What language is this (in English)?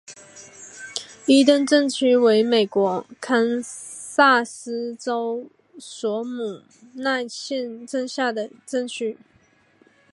Chinese